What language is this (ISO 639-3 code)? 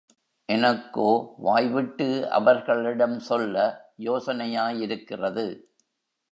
tam